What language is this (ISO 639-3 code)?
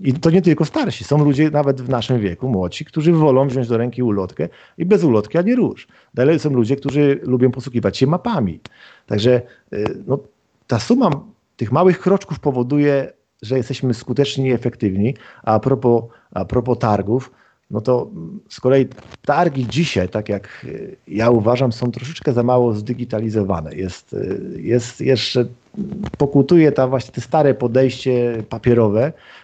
pol